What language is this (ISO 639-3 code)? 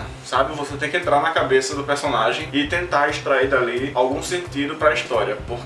por